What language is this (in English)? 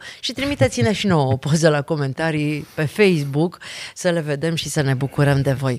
Romanian